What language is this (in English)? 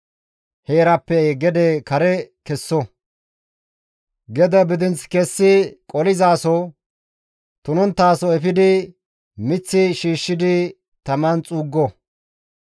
Gamo